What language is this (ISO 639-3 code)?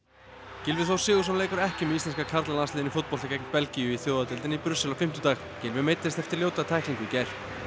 isl